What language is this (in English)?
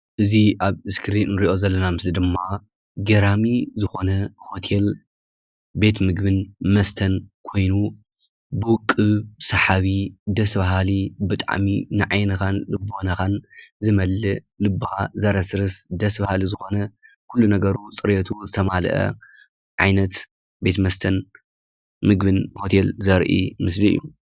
Tigrinya